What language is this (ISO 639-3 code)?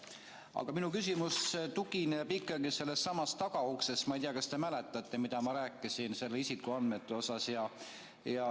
est